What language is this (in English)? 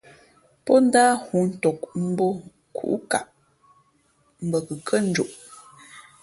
Fe'fe'